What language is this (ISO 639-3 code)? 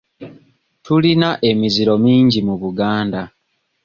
lug